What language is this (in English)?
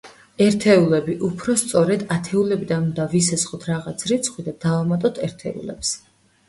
Georgian